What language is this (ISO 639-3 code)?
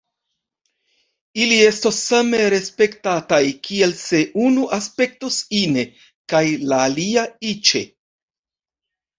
epo